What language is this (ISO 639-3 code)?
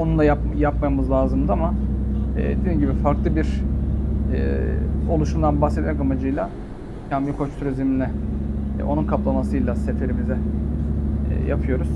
tur